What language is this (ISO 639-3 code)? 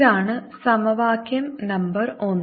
mal